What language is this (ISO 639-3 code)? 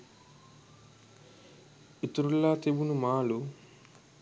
sin